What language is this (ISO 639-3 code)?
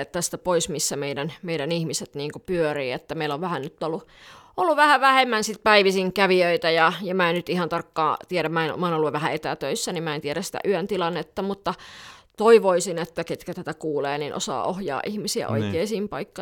fin